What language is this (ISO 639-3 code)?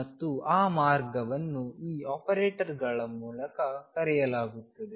kan